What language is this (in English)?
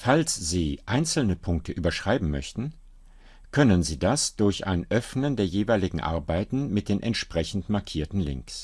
German